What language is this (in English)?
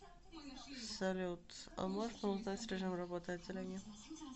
Russian